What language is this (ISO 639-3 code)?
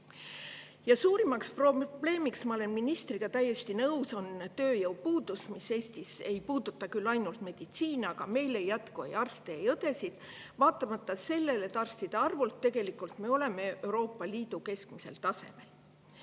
est